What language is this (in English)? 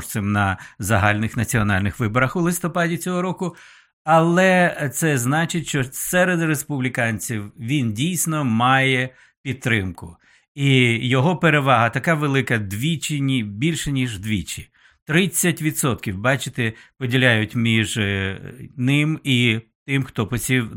Ukrainian